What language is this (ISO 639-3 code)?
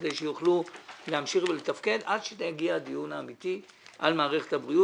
heb